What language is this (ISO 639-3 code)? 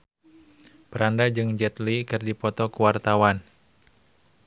sun